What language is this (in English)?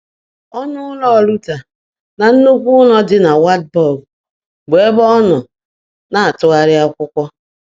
Igbo